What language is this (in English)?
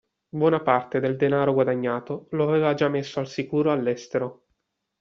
Italian